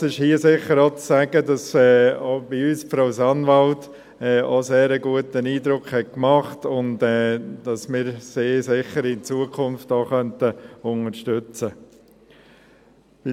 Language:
Swiss German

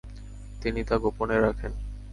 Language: Bangla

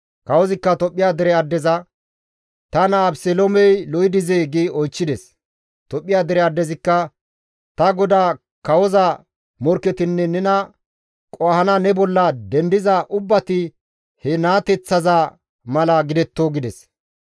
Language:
Gamo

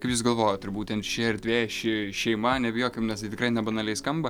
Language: Lithuanian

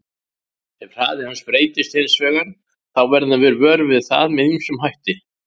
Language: Icelandic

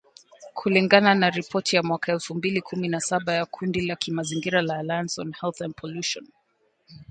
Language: Swahili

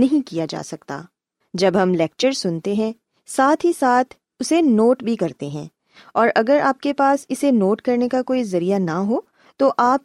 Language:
Urdu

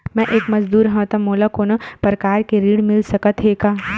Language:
Chhattisgarhi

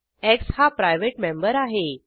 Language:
Marathi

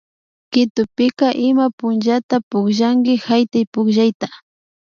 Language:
Imbabura Highland Quichua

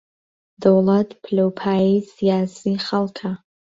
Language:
Central Kurdish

